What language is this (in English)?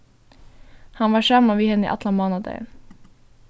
Faroese